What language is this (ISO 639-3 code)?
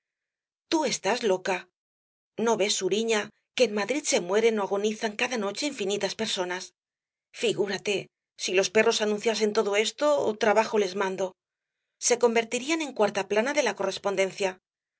spa